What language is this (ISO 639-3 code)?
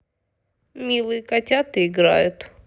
rus